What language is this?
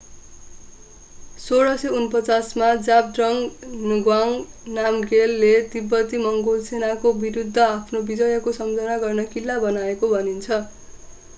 Nepali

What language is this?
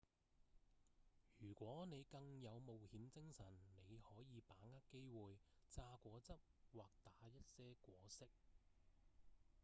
Cantonese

